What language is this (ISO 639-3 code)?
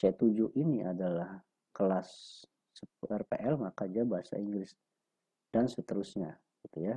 ind